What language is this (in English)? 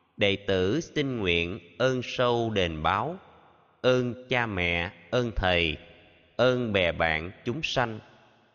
Vietnamese